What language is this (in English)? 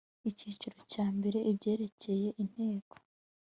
Kinyarwanda